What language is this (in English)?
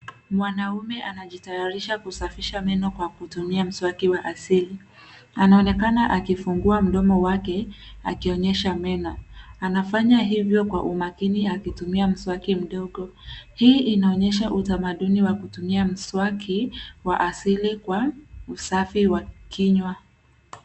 Swahili